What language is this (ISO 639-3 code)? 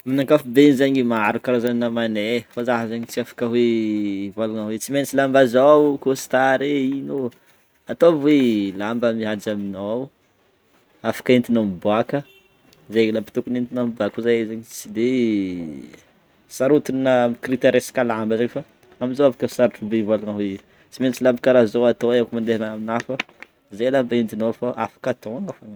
bmm